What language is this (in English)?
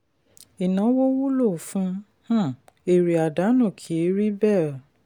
Yoruba